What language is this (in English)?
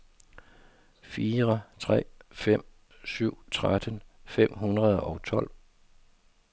Danish